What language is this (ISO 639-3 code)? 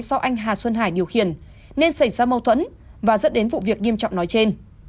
vie